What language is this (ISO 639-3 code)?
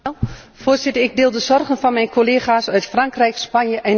nld